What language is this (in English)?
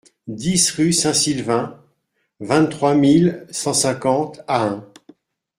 French